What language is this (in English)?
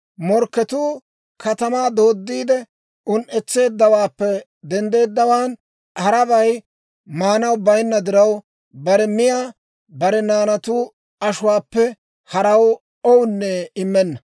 Dawro